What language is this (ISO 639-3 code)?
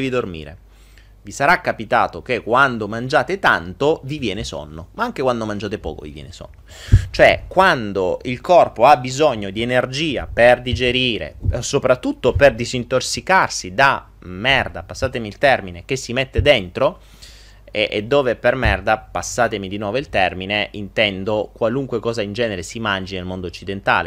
ita